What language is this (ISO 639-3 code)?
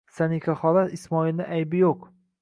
uzb